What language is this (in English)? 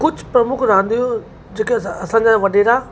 Sindhi